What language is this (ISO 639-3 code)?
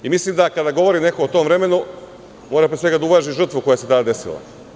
srp